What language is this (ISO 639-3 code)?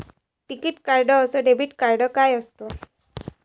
mar